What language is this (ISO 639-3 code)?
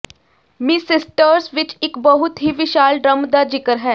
pan